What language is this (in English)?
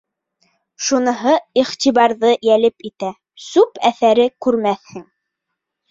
Bashkir